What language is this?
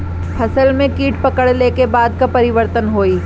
Bhojpuri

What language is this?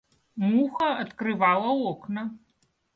Russian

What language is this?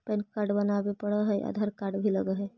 Magahi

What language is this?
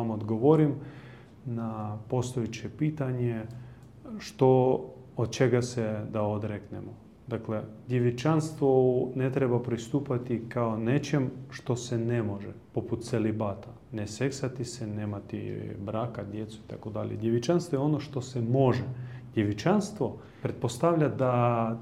Croatian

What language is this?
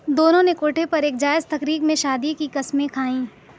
Urdu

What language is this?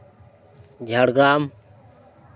Santali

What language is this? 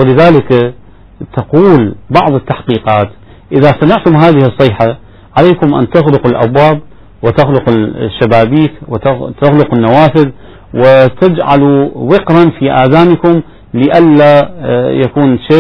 Arabic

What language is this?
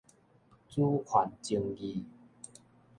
Min Nan Chinese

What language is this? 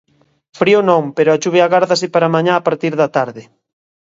Galician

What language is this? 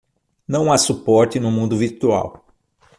Portuguese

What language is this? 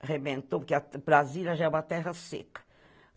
Portuguese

